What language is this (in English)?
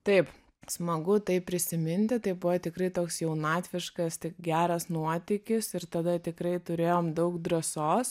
Lithuanian